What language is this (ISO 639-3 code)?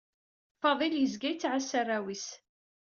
kab